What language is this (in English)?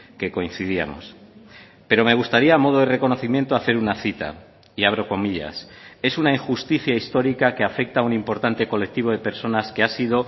Spanish